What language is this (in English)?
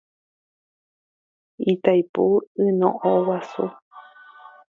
Guarani